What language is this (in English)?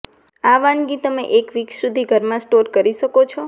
Gujarati